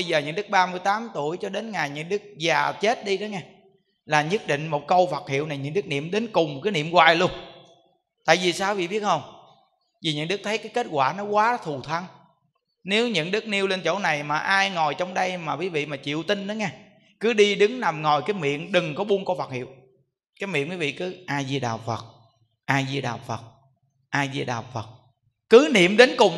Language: Vietnamese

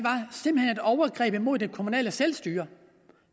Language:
Danish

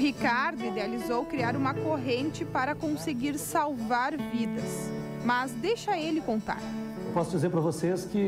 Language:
Portuguese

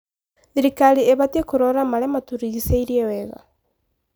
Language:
Kikuyu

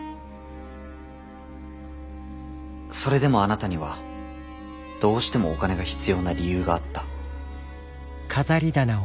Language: Japanese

